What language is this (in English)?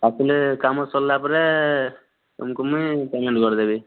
Odia